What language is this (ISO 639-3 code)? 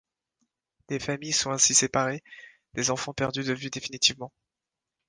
fra